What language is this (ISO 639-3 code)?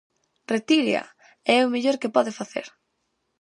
glg